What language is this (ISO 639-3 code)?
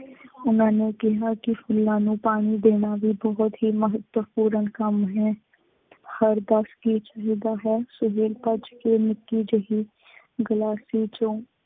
pan